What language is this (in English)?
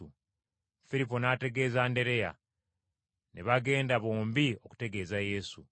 Ganda